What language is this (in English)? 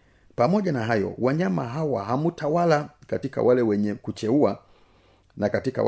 Swahili